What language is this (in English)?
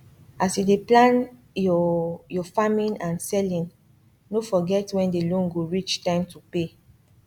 Nigerian Pidgin